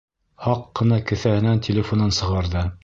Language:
Bashkir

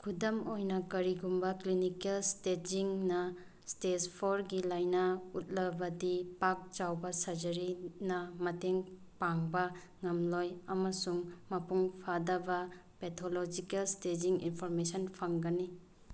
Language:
Manipuri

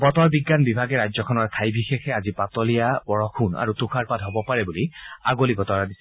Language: Assamese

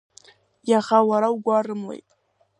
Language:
Abkhazian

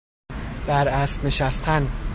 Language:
Persian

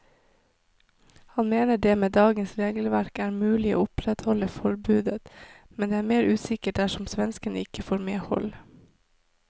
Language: Norwegian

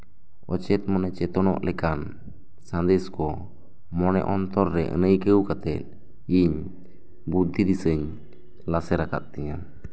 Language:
Santali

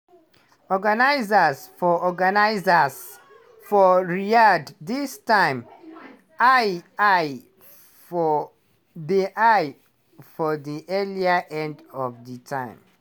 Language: Nigerian Pidgin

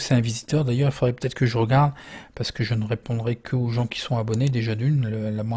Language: French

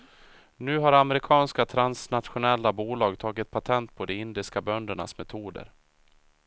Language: Swedish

